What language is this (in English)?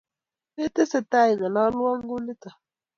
Kalenjin